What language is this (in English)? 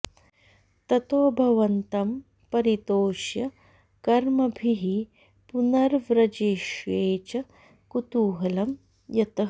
Sanskrit